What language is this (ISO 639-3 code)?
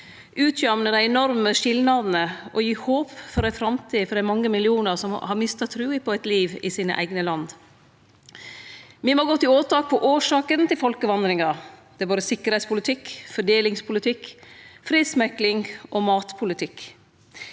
nor